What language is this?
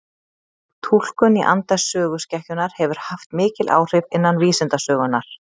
Icelandic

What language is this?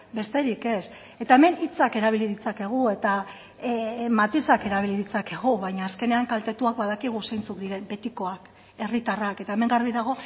Basque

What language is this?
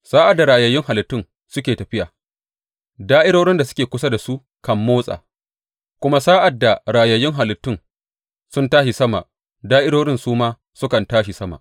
Hausa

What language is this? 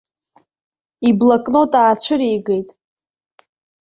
Abkhazian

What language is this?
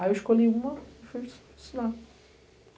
Portuguese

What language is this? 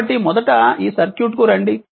Telugu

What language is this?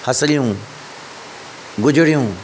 Sindhi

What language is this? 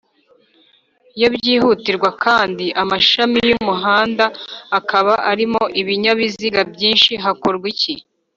Kinyarwanda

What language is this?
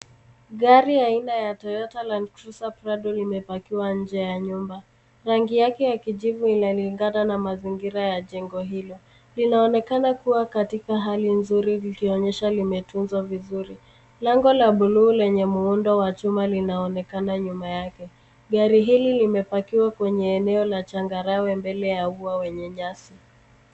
Swahili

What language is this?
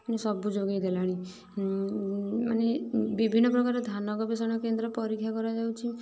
Odia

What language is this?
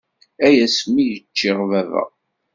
Kabyle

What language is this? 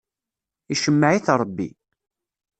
Kabyle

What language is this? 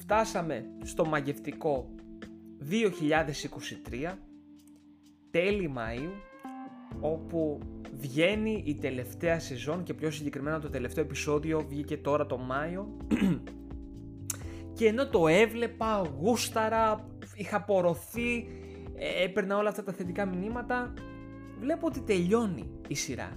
Greek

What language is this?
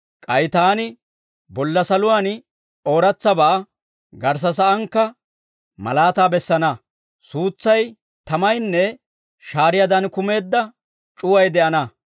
Dawro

